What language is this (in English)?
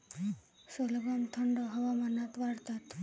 Marathi